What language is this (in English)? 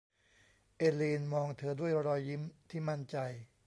Thai